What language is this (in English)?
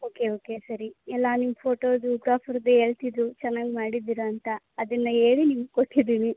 Kannada